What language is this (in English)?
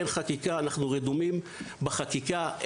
Hebrew